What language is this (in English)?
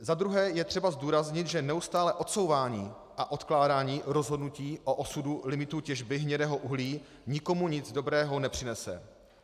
Czech